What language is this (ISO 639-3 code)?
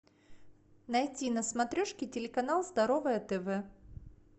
rus